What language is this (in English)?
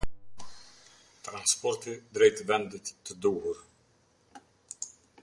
Albanian